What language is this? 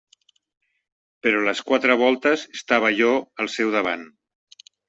Catalan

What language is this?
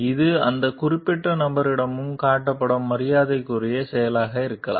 Tamil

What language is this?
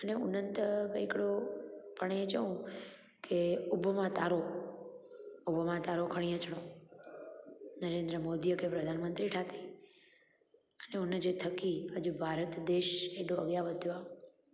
Sindhi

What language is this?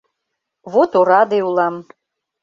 Mari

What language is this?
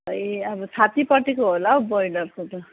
Nepali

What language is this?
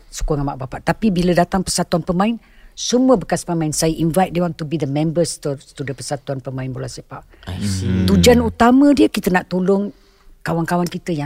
Malay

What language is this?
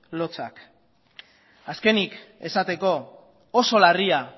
Basque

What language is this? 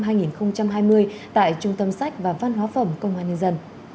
Vietnamese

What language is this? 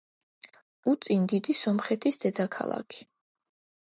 Georgian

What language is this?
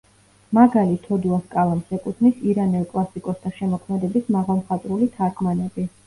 Georgian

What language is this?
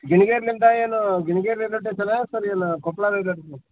Kannada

